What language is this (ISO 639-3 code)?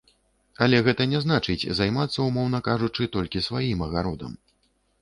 bel